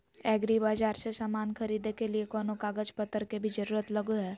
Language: Magahi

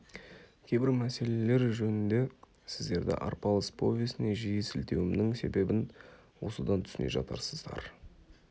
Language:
Kazakh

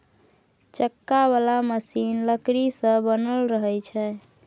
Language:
Maithili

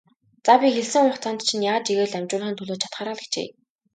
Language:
Mongolian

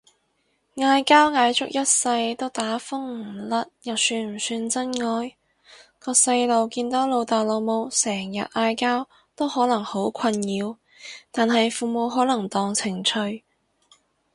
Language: Cantonese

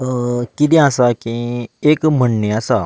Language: Konkani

